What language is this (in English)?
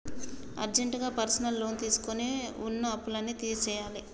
Telugu